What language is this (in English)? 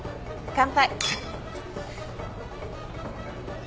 Japanese